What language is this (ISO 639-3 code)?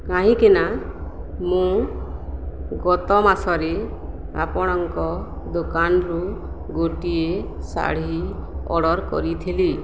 ori